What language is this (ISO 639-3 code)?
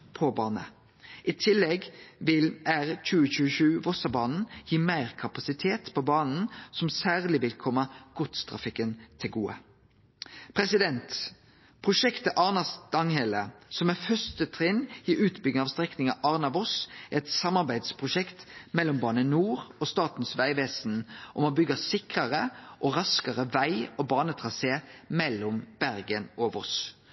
nno